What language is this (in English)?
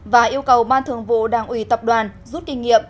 Vietnamese